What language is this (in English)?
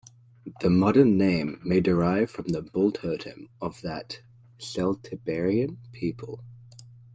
English